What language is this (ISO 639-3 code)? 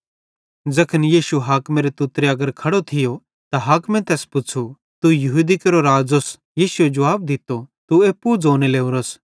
bhd